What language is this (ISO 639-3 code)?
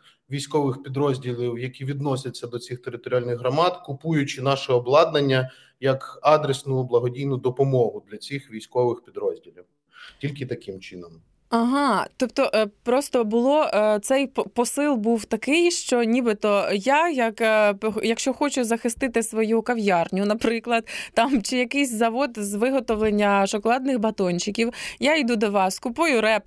ukr